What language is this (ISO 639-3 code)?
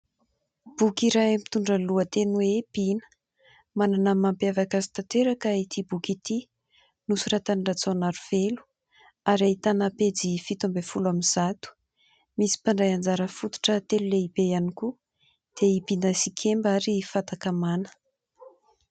mlg